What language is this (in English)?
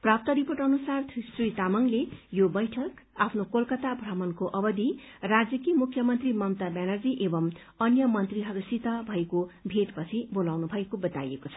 Nepali